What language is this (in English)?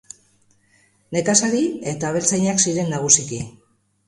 Basque